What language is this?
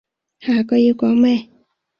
Cantonese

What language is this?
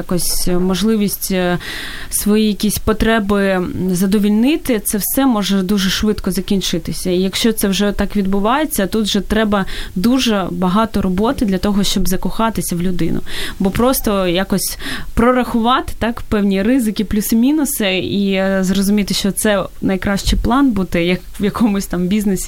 Ukrainian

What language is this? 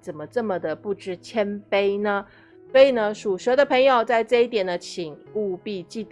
Chinese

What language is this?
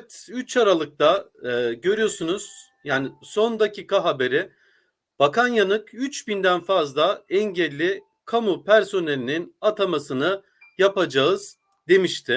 Turkish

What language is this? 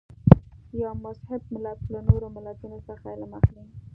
Pashto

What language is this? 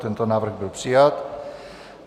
Czech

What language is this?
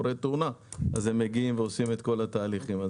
Hebrew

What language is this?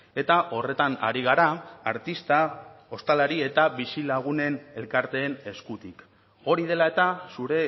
Basque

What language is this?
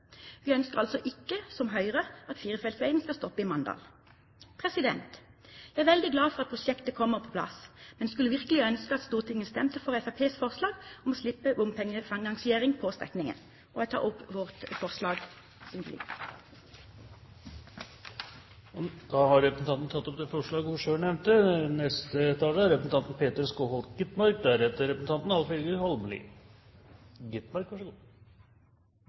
Norwegian Bokmål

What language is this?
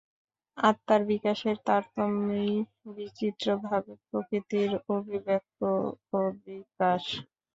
Bangla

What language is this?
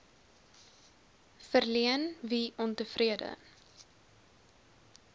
Afrikaans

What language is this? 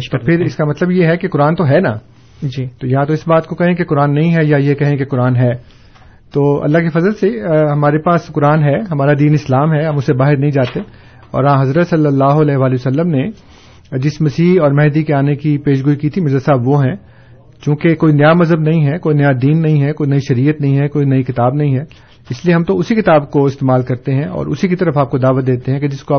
Urdu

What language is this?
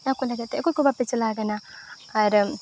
Santali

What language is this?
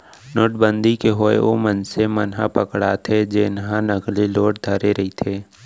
Chhattisgarhi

